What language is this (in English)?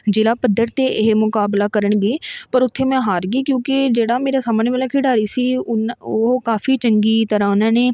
Punjabi